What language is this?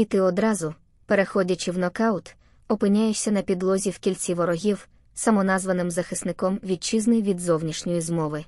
Ukrainian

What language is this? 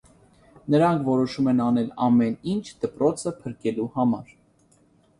Armenian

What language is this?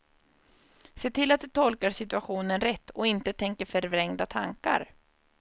Swedish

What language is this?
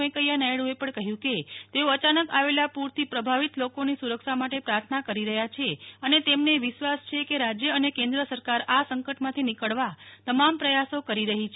Gujarati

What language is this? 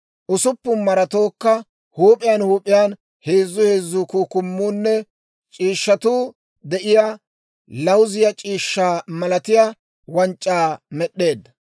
Dawro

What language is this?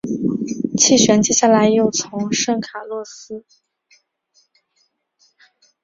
Chinese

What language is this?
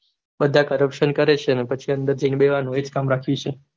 Gujarati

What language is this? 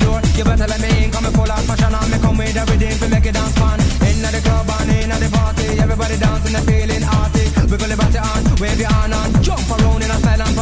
Italian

